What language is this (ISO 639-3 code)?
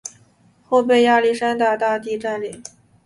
zho